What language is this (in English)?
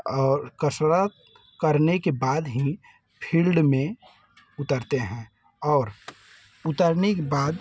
Hindi